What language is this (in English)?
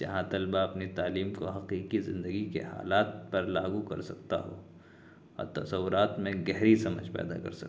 Urdu